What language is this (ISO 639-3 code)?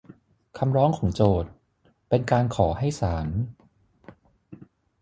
tha